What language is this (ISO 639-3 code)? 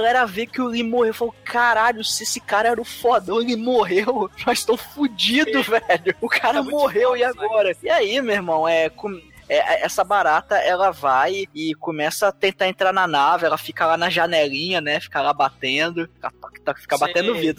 por